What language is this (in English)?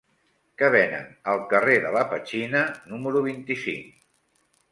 Catalan